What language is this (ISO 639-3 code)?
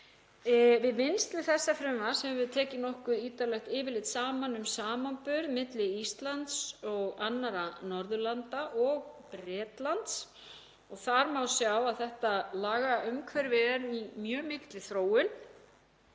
isl